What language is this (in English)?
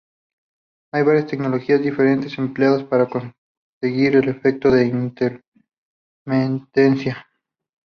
Spanish